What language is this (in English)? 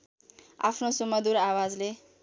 Nepali